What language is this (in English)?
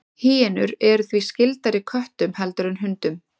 Icelandic